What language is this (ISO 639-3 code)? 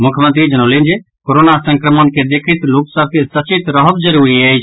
mai